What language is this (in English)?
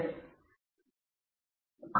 Kannada